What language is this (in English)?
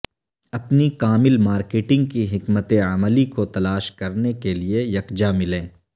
Urdu